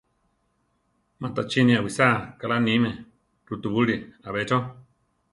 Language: Central Tarahumara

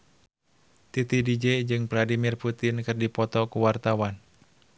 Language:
Sundanese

